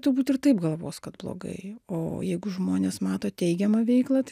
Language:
Lithuanian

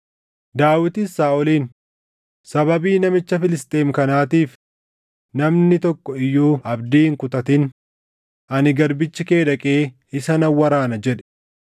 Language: Oromo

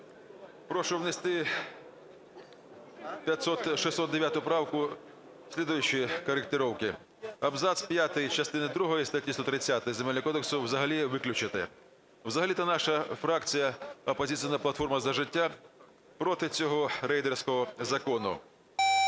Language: Ukrainian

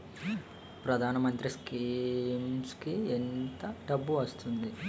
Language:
Telugu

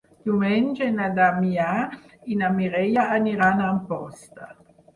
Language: Catalan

